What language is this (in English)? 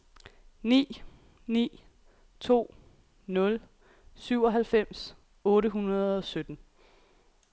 Danish